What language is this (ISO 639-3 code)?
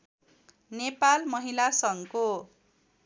nep